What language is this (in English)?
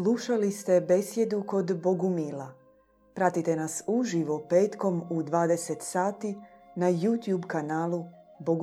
Croatian